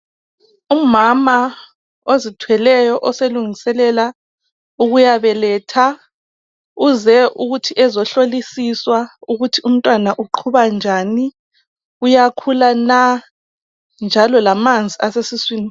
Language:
North Ndebele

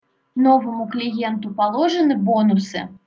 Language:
Russian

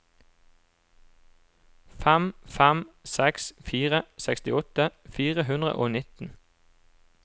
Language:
Norwegian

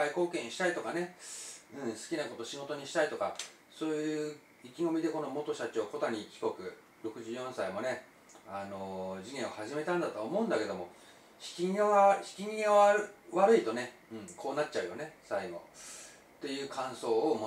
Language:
Japanese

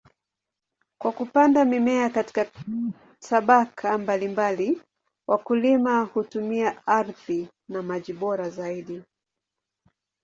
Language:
Swahili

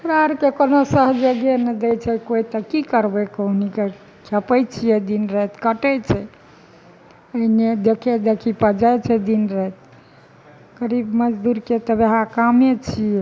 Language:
Maithili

